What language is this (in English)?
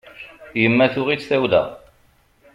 Kabyle